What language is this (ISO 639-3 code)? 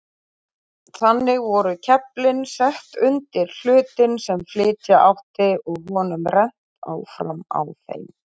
isl